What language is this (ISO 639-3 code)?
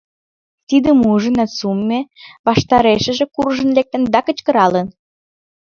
chm